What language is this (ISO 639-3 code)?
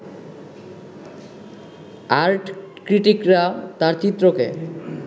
ben